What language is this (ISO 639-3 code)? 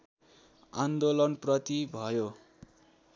nep